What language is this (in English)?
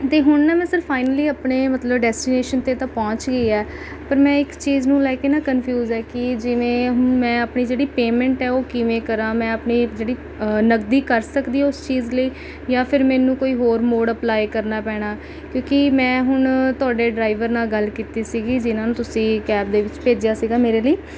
Punjabi